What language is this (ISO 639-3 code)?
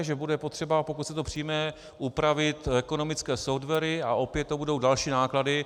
ces